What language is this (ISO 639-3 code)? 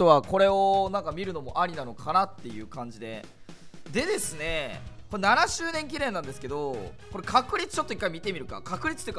jpn